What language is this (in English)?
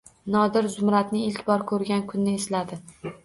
Uzbek